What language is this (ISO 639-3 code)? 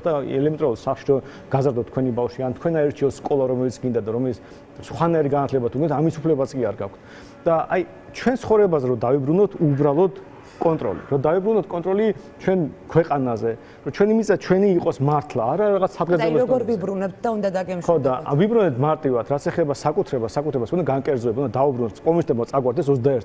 ron